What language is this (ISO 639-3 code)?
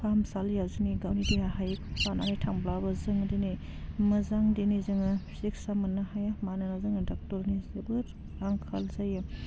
brx